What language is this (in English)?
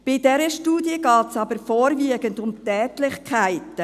Swiss German